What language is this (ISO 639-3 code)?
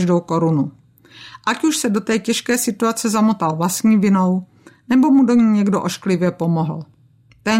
ces